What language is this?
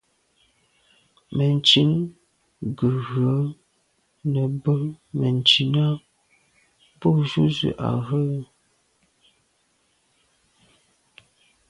Medumba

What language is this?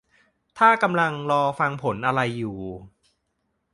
Thai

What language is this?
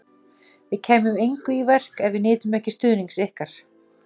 Icelandic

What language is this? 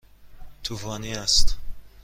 Persian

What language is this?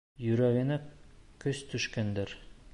Bashkir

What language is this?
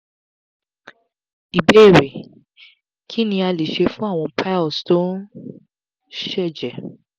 Yoruba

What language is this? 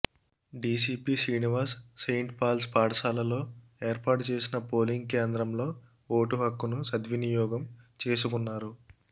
Telugu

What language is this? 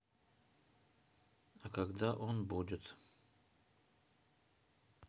Russian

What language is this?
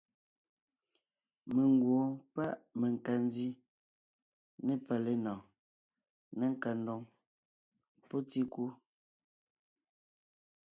Ngiemboon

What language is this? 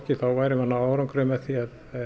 Icelandic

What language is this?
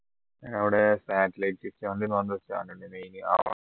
Malayalam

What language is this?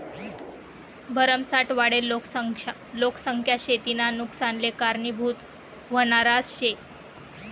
Marathi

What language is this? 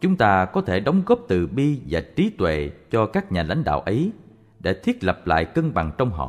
Vietnamese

